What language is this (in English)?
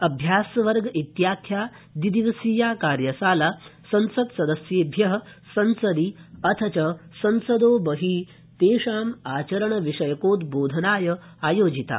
Sanskrit